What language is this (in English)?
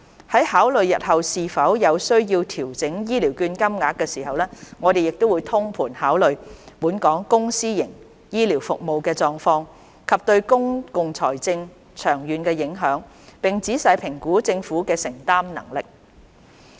Cantonese